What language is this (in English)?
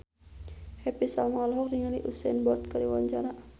Sundanese